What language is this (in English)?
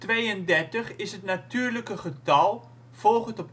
Dutch